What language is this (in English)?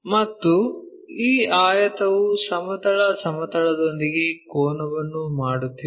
Kannada